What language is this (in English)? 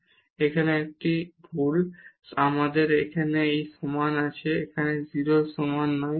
Bangla